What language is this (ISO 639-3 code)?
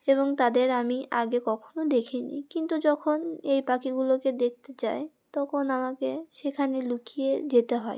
ben